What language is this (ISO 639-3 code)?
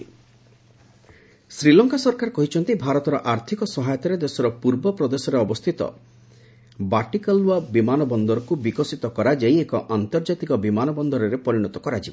ori